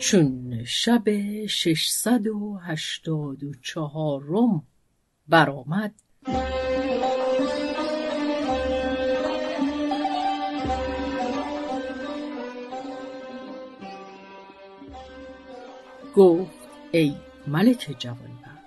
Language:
Persian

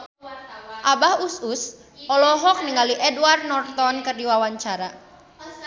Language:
Sundanese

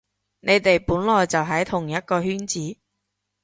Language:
Cantonese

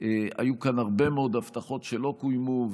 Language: Hebrew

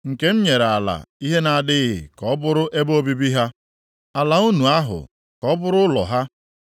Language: Igbo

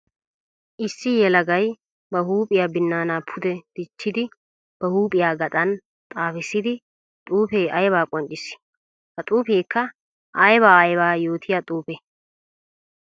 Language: Wolaytta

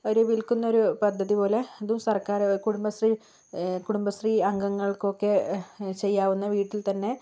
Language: Malayalam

